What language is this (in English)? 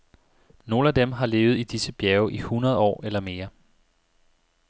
Danish